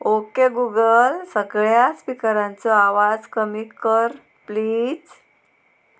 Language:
Konkani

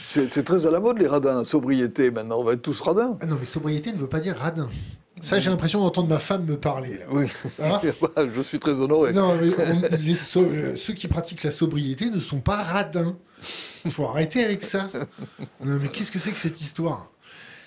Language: French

